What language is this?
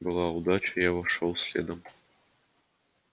Russian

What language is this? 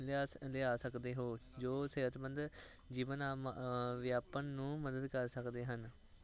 Punjabi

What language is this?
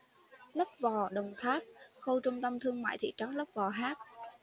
Vietnamese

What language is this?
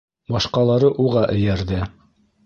Bashkir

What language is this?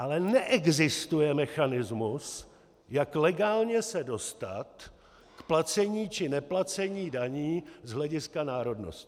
Czech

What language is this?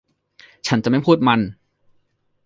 Thai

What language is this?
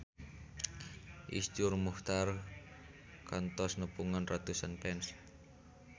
Sundanese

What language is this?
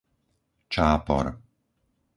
Slovak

